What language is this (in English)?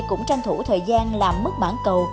Vietnamese